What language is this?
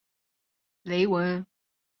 Chinese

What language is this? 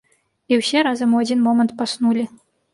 Belarusian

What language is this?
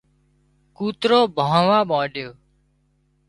Wadiyara Koli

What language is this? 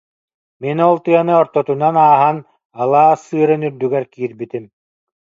Yakut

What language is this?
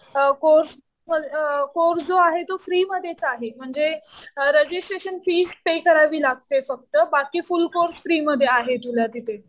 Marathi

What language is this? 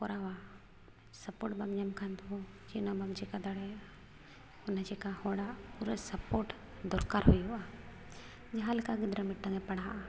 Santali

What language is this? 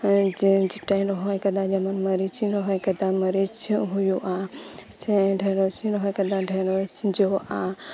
Santali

